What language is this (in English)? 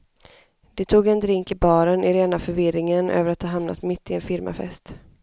Swedish